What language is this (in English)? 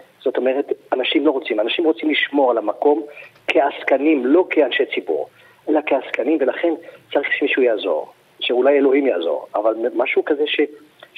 Hebrew